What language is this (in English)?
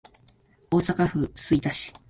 Japanese